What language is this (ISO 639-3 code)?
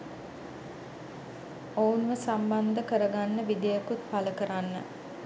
sin